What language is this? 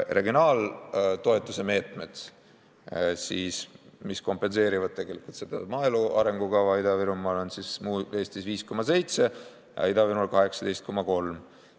Estonian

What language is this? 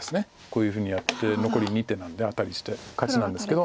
Japanese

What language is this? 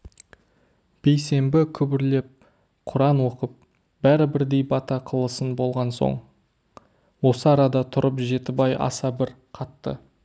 Kazakh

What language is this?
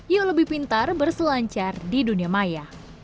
Indonesian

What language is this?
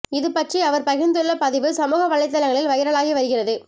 Tamil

